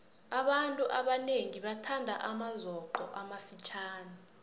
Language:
South Ndebele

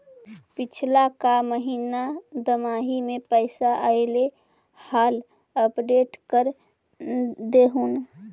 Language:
Magahi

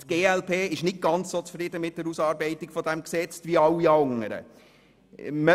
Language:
Swiss German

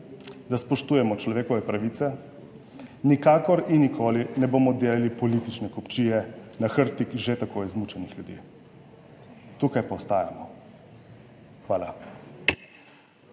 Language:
Slovenian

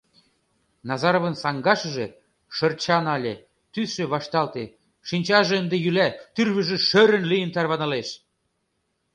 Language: Mari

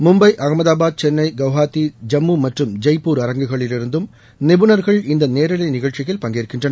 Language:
Tamil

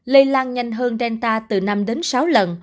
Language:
Vietnamese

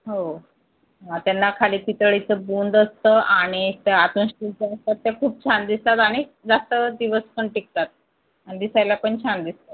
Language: Marathi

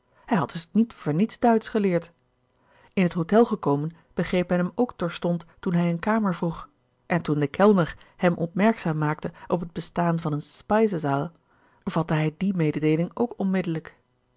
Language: Dutch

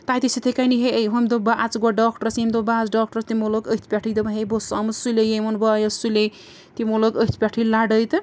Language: Kashmiri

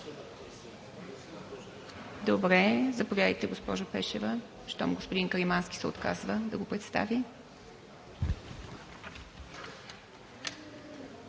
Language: Bulgarian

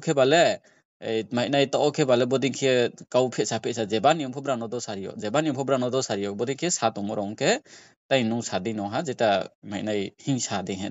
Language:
Bangla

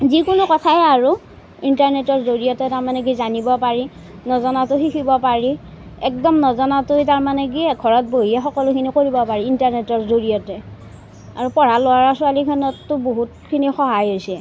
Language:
Assamese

